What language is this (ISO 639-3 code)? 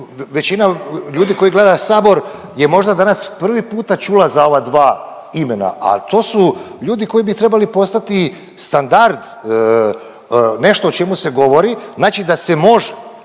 hrv